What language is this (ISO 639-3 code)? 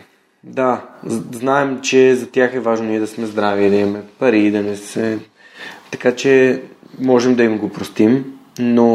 bul